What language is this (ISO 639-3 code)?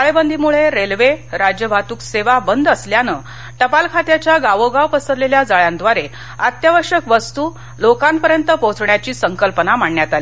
mar